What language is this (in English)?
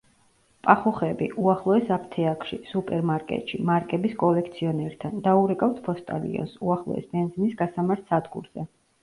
Georgian